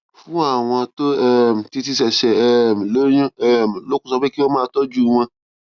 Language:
Yoruba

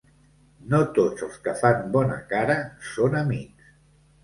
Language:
Catalan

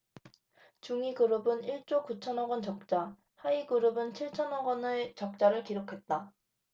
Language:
Korean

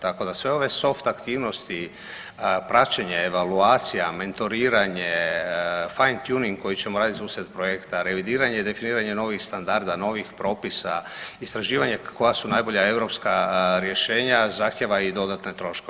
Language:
Croatian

